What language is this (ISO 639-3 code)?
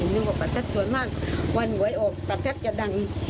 tha